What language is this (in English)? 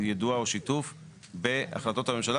Hebrew